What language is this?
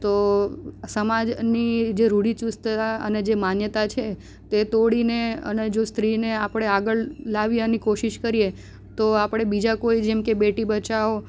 Gujarati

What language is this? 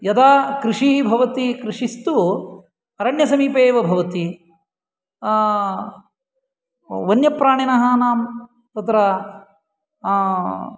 Sanskrit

